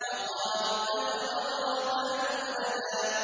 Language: Arabic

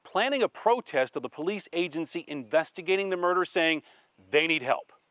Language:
English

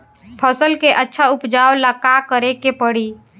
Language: Bhojpuri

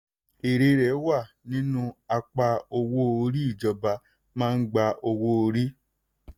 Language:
Yoruba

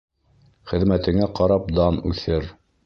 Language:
Bashkir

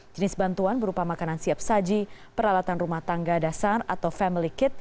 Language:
Indonesian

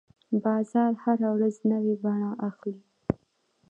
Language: Pashto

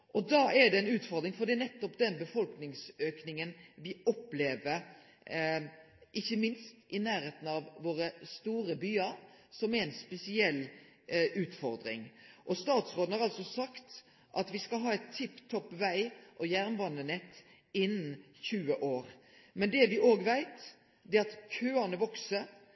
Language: Norwegian Nynorsk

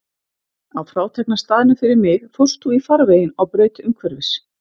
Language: Icelandic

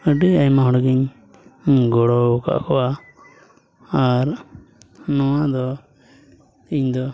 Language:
Santali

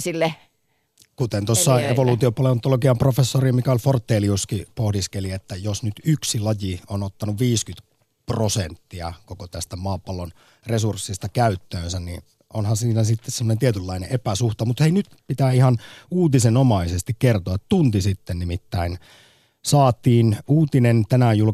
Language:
Finnish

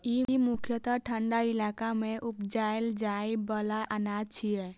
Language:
Maithili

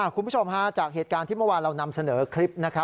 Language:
Thai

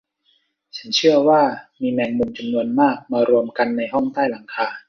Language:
Thai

